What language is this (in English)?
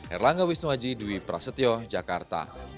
Indonesian